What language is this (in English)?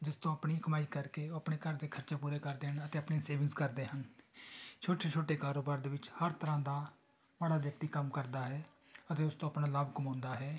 Punjabi